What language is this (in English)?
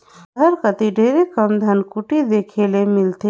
Chhattisgarhi